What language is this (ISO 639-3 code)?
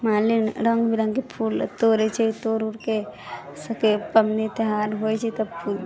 mai